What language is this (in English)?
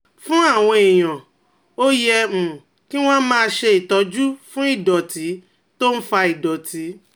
Yoruba